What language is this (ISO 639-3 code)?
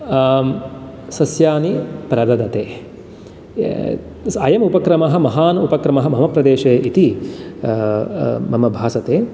san